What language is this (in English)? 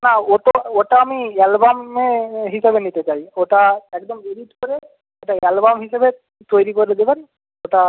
Bangla